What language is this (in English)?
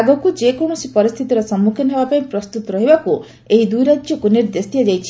Odia